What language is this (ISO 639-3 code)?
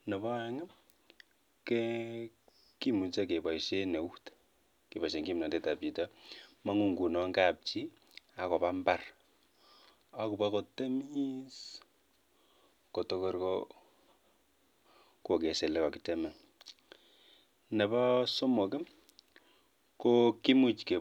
kln